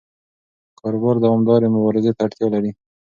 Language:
Pashto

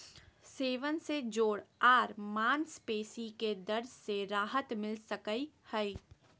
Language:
Magahi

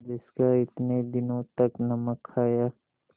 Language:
Hindi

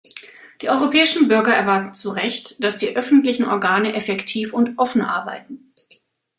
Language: German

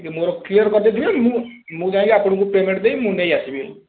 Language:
Odia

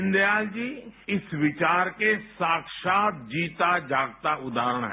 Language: Hindi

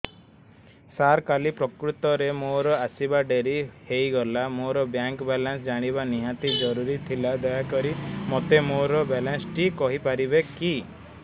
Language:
Odia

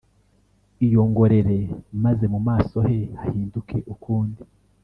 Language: Kinyarwanda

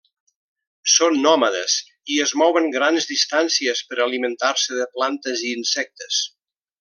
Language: Catalan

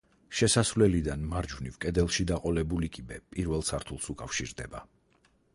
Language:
Georgian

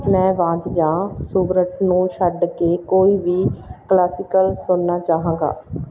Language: Punjabi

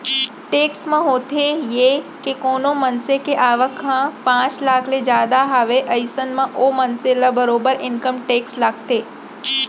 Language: Chhattisgarhi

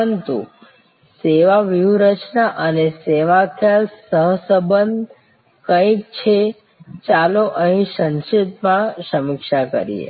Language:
Gujarati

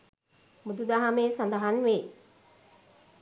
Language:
Sinhala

